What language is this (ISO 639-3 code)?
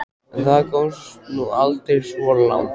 isl